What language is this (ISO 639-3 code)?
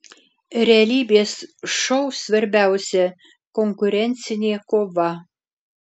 lit